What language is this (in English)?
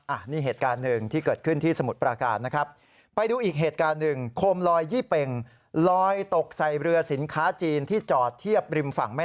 Thai